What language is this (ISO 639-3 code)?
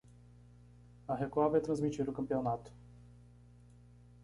por